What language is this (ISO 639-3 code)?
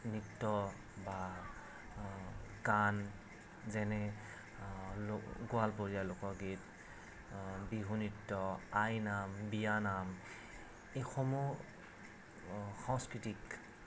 asm